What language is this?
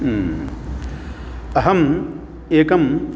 Sanskrit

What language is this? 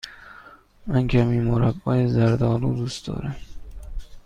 Persian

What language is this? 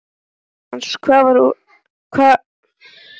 Icelandic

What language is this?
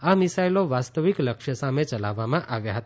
Gujarati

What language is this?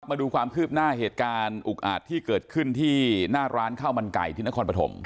Thai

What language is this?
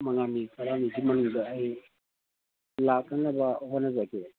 Manipuri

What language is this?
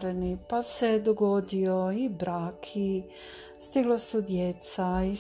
Croatian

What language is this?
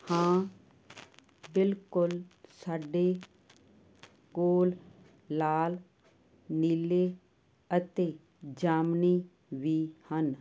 Punjabi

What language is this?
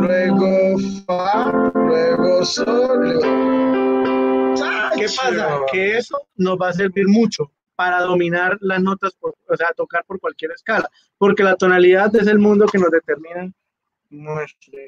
Spanish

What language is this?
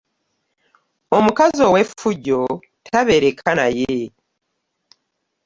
Ganda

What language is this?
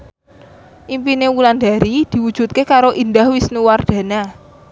Javanese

